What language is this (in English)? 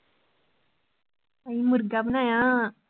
Punjabi